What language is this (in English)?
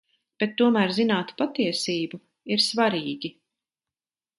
Latvian